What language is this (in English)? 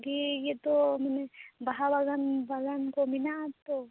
Santali